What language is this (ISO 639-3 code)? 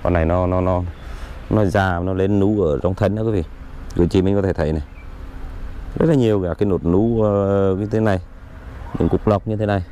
vie